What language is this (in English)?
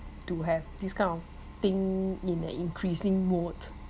English